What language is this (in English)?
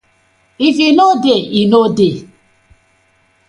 Nigerian Pidgin